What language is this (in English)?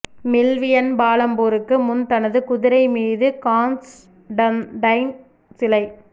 Tamil